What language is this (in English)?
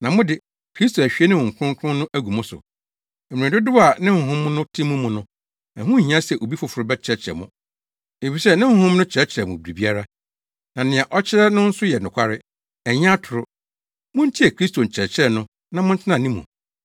Akan